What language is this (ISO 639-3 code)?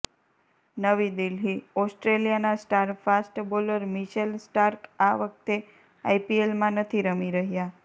guj